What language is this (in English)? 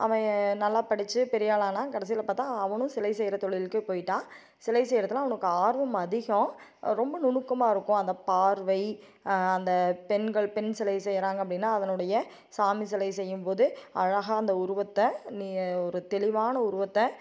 Tamil